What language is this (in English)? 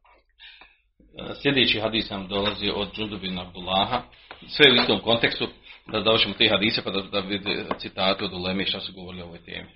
Croatian